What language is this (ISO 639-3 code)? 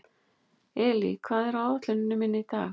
isl